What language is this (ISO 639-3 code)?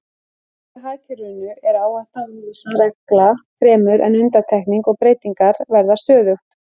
isl